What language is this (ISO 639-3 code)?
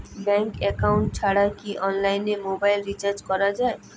ben